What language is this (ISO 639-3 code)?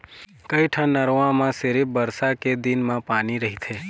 hne